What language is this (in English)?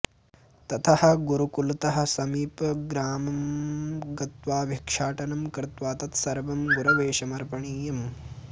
Sanskrit